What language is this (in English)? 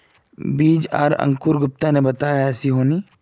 Magahi